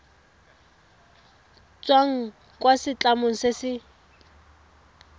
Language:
Tswana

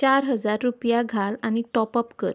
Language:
Konkani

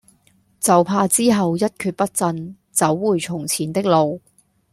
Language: Cantonese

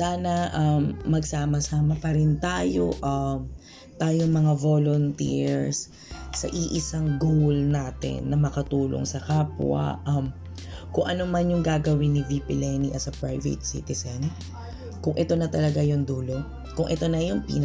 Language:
Filipino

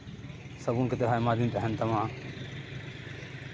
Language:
Santali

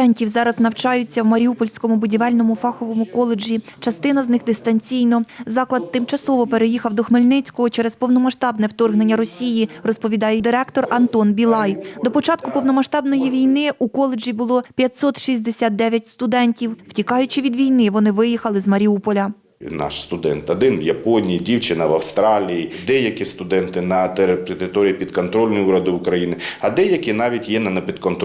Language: Ukrainian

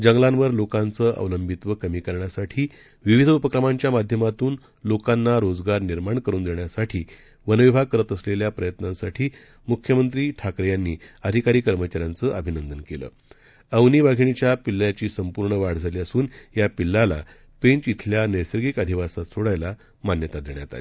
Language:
Marathi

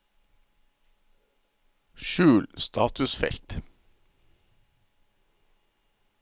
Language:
Norwegian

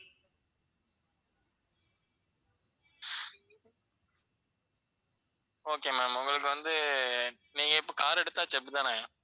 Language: Tamil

